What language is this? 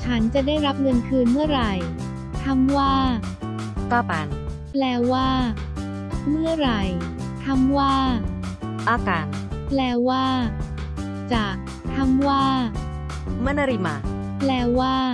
Thai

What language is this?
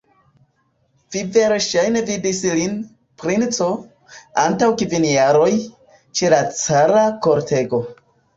Esperanto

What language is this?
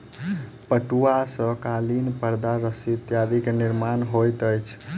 Maithili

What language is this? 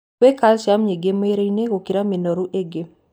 Kikuyu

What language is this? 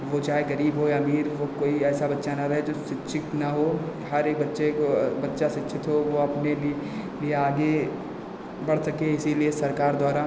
Hindi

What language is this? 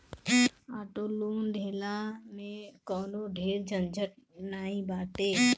Bhojpuri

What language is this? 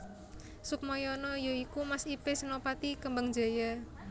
Javanese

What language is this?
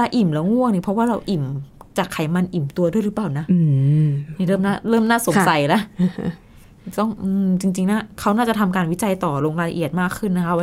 Thai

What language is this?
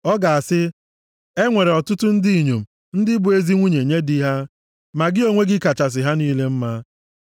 Igbo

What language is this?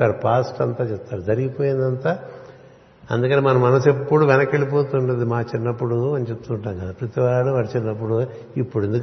Telugu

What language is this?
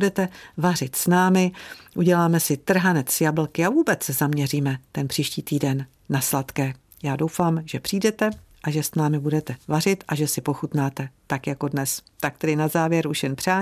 Czech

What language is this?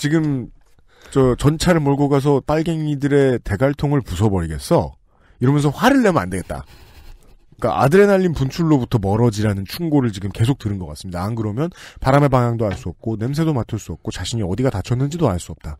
Korean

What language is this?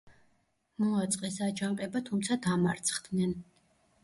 Georgian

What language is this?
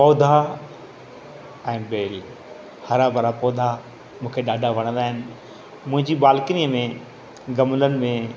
Sindhi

